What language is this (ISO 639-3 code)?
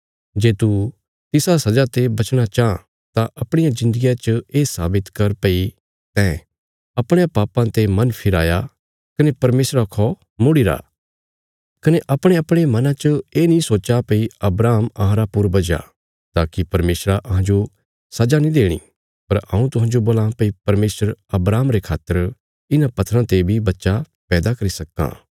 kfs